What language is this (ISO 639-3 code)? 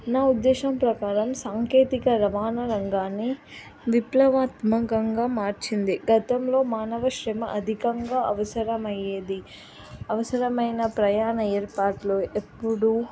tel